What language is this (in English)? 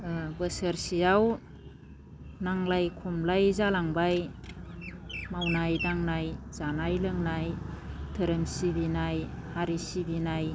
Bodo